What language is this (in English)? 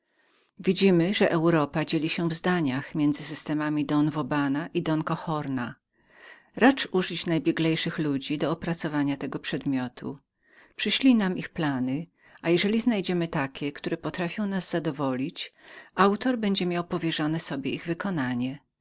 Polish